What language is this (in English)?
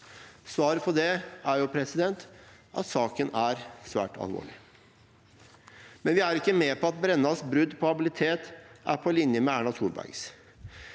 Norwegian